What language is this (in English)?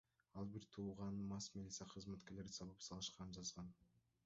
Kyrgyz